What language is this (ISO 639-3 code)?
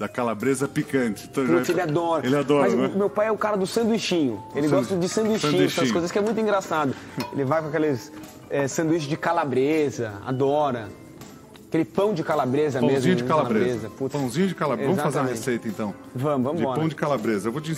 por